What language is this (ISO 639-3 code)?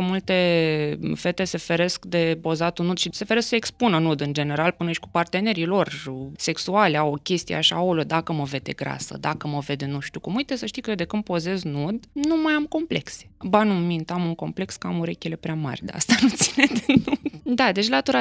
ron